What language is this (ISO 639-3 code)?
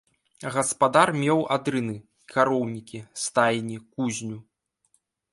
bel